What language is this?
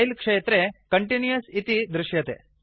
Sanskrit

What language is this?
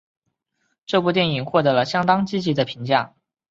Chinese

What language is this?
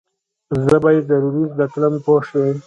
Pashto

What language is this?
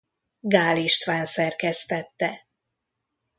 Hungarian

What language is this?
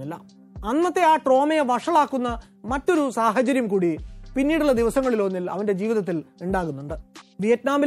Malayalam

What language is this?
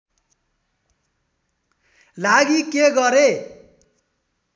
Nepali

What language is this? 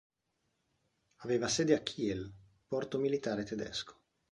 Italian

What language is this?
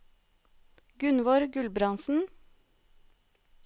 Norwegian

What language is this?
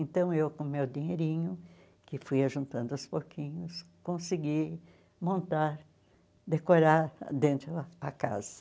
Portuguese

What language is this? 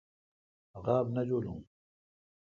Kalkoti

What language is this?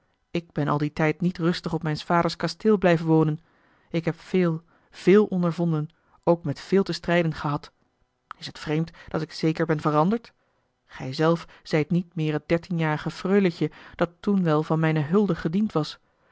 Dutch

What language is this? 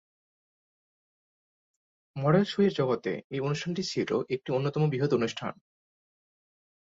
Bangla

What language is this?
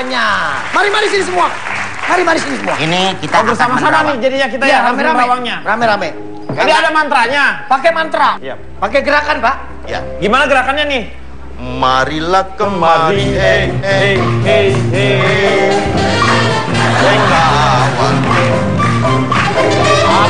Indonesian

